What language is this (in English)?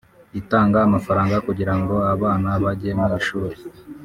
Kinyarwanda